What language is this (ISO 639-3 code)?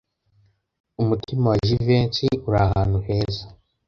kin